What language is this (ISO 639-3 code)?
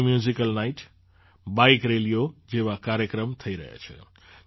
guj